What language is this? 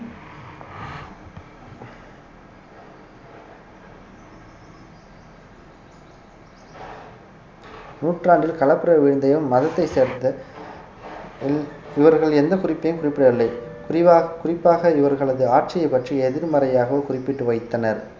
Tamil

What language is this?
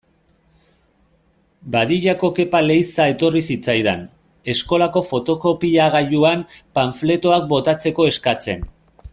Basque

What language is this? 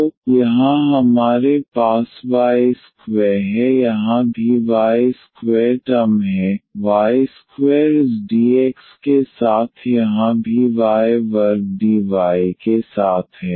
Hindi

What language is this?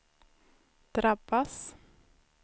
Swedish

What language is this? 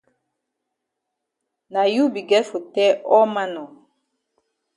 Cameroon Pidgin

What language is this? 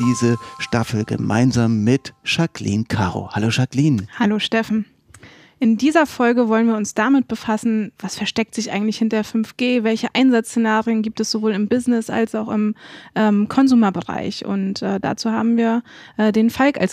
German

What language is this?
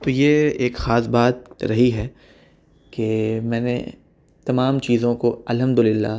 Urdu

